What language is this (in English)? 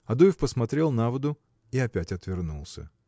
Russian